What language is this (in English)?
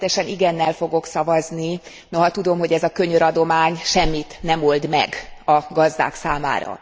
Hungarian